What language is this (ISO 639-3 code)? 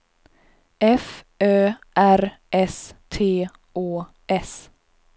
swe